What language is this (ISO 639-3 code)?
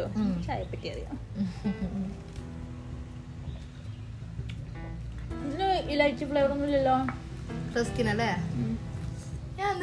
mal